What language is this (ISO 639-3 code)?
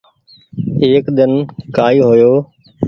gig